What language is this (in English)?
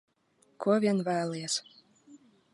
Latvian